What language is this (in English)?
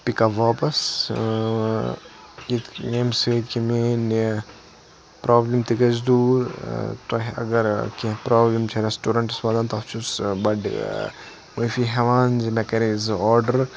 Kashmiri